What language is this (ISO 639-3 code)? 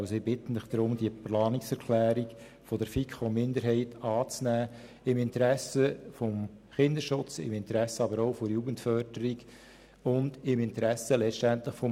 gsw